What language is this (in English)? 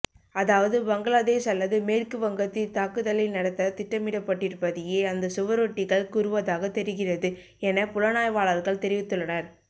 Tamil